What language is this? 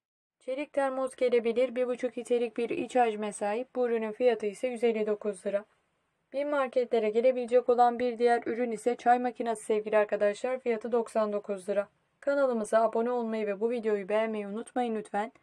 Turkish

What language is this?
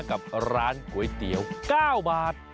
Thai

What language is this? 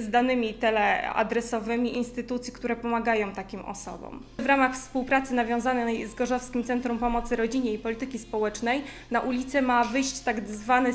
Polish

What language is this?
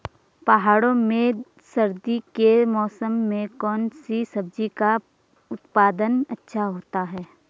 Hindi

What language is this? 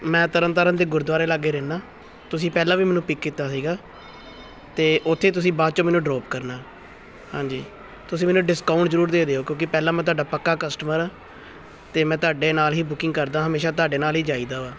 Punjabi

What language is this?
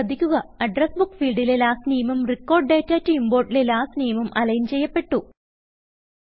Malayalam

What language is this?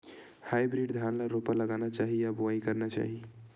Chhattisgarhi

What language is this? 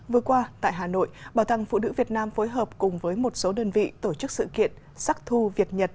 Vietnamese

